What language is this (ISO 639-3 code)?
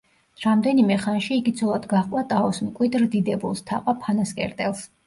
kat